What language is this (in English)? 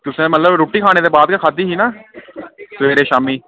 Dogri